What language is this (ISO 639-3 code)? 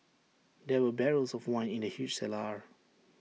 eng